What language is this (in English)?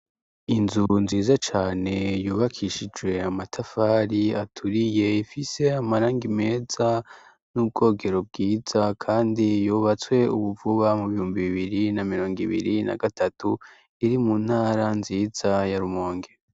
Rundi